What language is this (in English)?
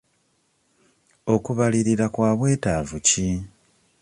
Ganda